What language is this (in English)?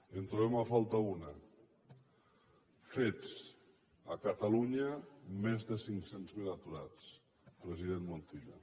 Catalan